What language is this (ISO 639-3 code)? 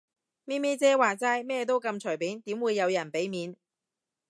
yue